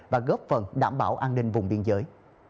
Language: Vietnamese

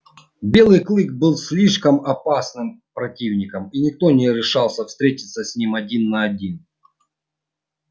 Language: Russian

